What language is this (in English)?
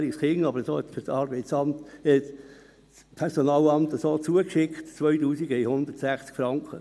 Swiss German